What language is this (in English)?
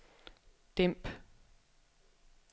Danish